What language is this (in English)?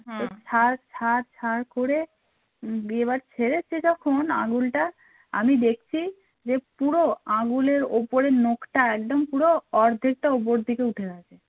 Bangla